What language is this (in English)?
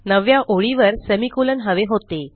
Marathi